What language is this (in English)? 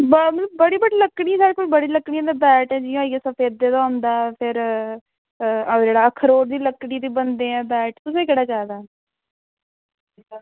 Dogri